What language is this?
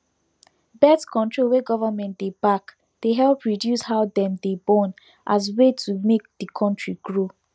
Nigerian Pidgin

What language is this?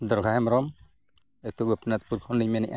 Santali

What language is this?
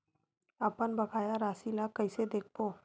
Chhattisgarhi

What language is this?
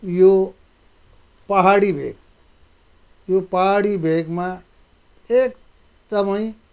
Nepali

